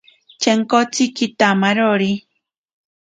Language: Ashéninka Perené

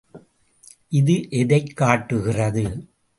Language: Tamil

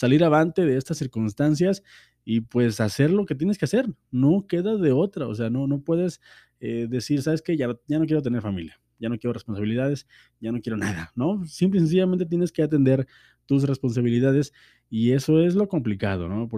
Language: Spanish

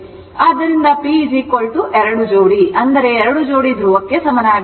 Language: Kannada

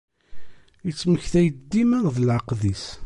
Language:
Kabyle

